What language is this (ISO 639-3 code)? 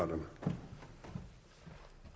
dan